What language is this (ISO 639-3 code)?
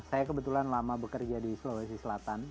ind